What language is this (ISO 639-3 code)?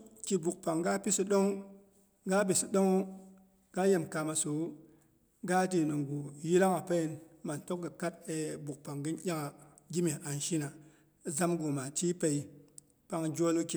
bux